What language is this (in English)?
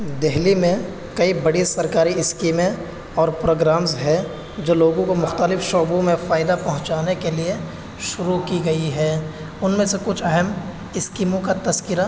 Urdu